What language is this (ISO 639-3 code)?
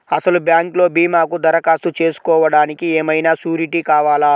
tel